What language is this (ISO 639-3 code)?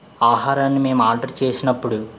tel